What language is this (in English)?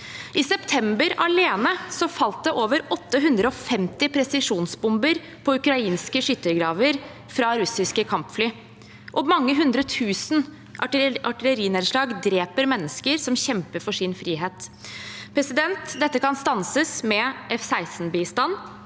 Norwegian